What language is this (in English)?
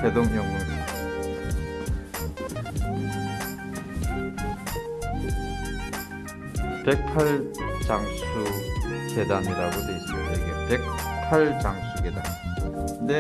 Korean